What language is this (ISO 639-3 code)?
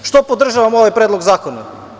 srp